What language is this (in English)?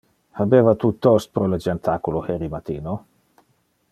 Interlingua